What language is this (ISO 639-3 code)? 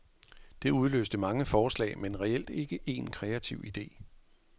dan